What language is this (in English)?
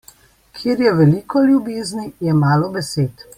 Slovenian